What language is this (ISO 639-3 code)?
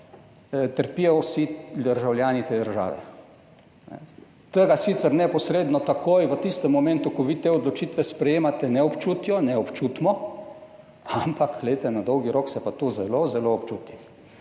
slv